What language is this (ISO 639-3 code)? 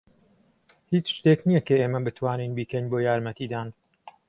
ckb